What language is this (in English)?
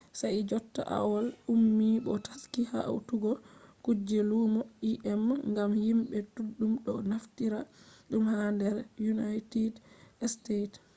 Fula